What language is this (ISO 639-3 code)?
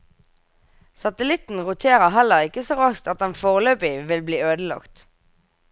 nor